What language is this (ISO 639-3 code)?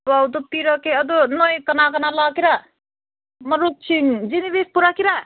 mni